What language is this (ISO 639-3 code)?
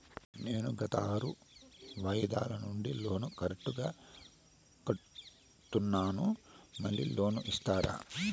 tel